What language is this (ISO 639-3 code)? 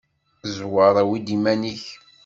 kab